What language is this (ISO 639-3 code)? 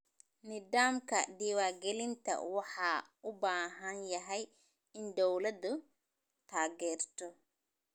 som